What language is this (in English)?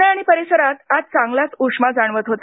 Marathi